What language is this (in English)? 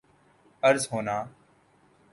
Urdu